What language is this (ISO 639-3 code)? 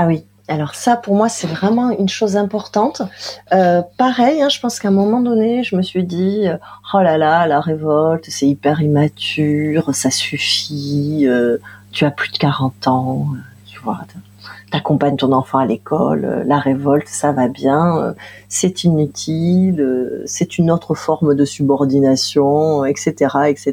fra